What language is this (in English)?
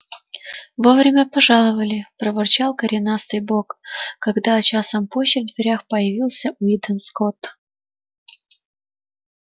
Russian